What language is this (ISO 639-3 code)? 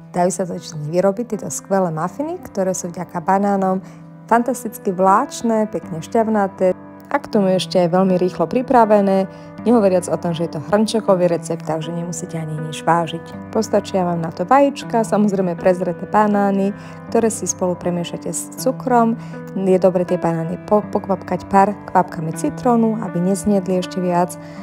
slk